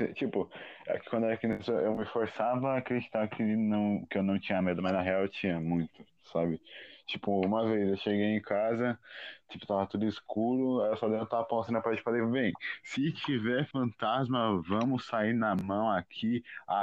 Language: Portuguese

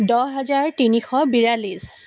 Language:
Assamese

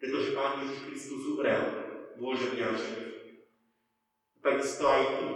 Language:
Slovak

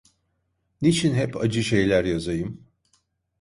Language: Turkish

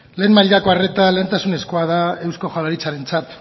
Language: Basque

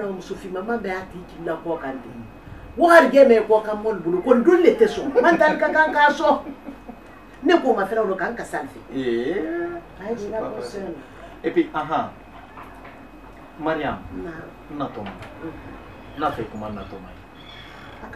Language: Indonesian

